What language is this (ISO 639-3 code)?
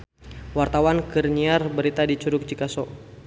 sun